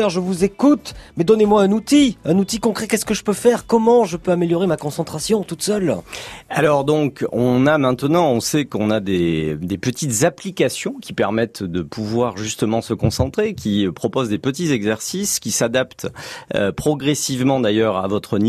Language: French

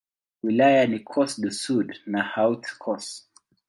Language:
Swahili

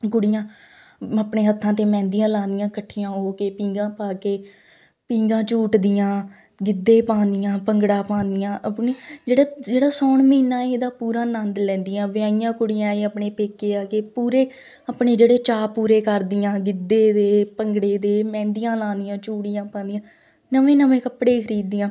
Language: Punjabi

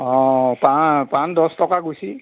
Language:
Assamese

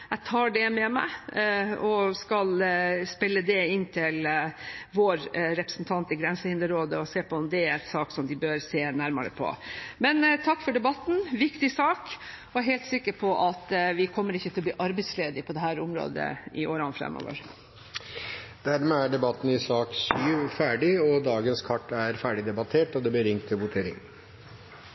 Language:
Norwegian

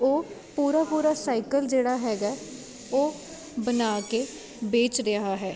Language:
Punjabi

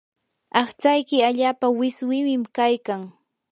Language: Yanahuanca Pasco Quechua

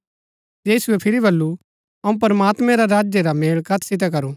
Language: Gaddi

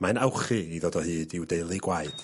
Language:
Welsh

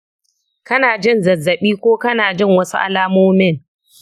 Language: Hausa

